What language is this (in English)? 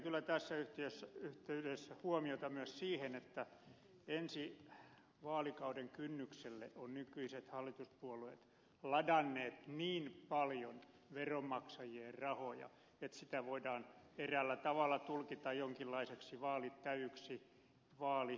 Finnish